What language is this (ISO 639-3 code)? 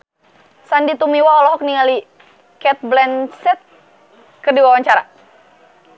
sun